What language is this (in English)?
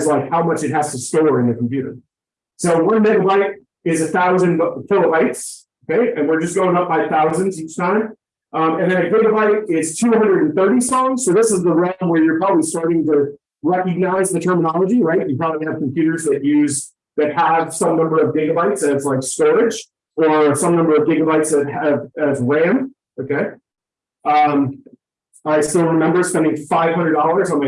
English